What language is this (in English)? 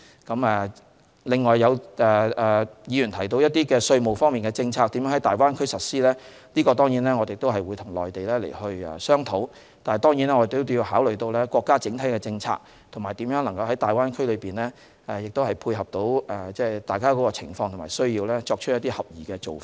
Cantonese